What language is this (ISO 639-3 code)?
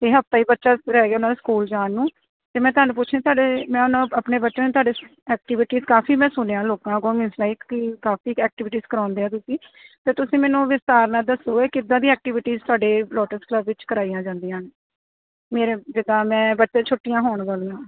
pan